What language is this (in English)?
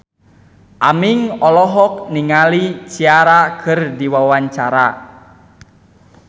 Sundanese